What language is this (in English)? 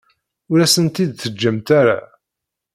Kabyle